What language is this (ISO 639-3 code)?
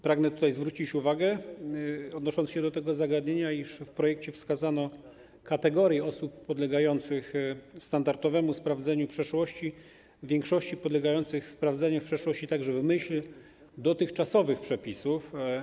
pol